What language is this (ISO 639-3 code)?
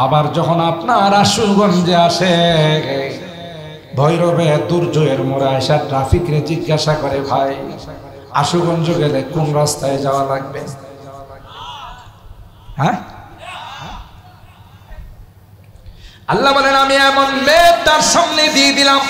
ara